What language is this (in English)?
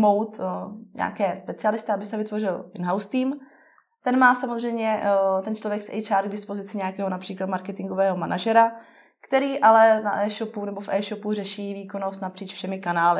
Czech